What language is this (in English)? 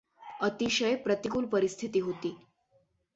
Marathi